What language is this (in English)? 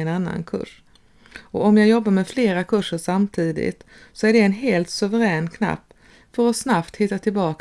Swedish